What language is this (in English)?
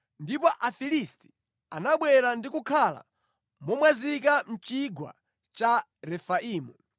Nyanja